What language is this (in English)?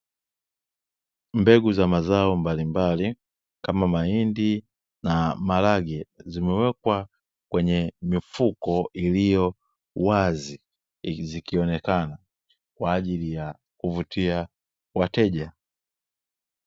Swahili